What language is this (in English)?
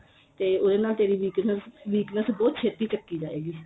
Punjabi